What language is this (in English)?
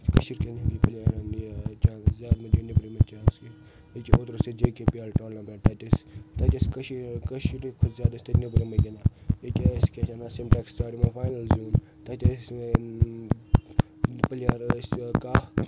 Kashmiri